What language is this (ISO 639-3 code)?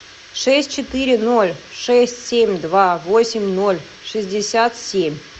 rus